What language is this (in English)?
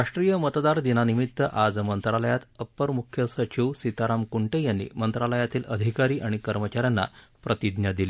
Marathi